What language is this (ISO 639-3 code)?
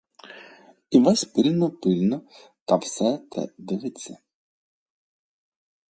ukr